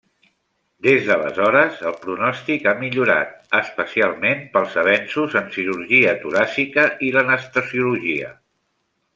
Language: Catalan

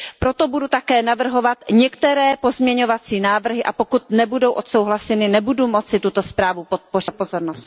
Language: Czech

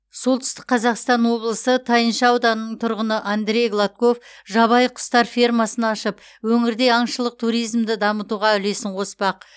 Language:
Kazakh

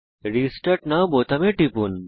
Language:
Bangla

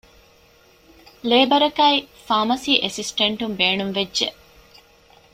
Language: Divehi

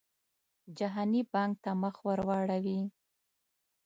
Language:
Pashto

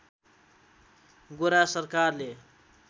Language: Nepali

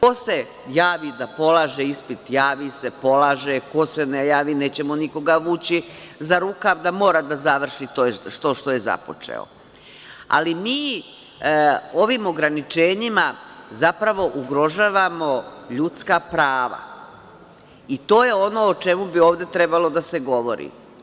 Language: Serbian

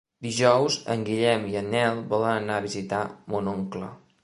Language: Catalan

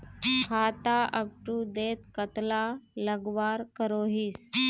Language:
Magahi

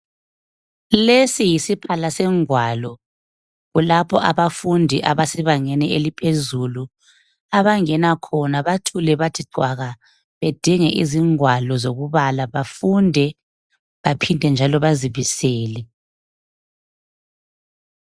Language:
North Ndebele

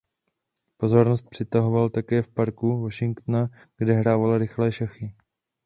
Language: Czech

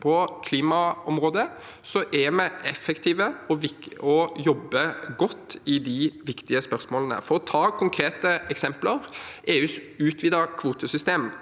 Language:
Norwegian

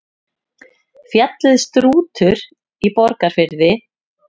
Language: Icelandic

